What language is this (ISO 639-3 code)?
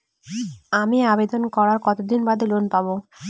ben